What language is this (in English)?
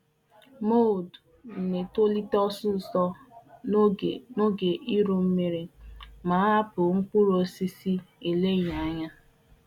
Igbo